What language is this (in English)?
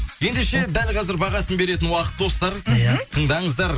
Kazakh